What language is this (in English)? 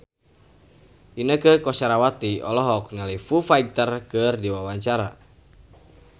Sundanese